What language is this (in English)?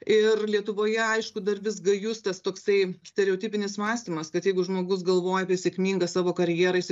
Lithuanian